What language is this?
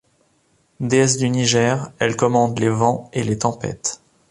French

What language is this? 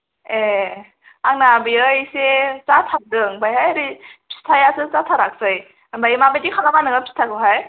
Bodo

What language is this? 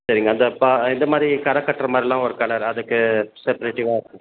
Tamil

